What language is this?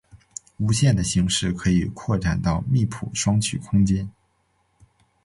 Chinese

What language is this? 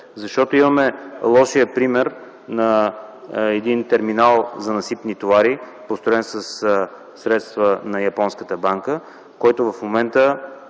Bulgarian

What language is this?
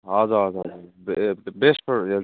Nepali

